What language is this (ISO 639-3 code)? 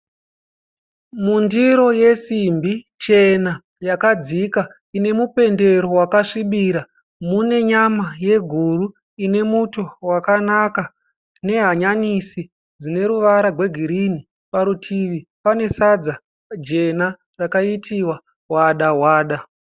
sna